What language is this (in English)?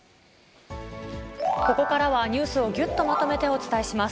Japanese